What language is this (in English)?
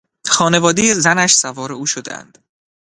Persian